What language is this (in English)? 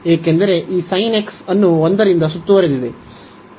Kannada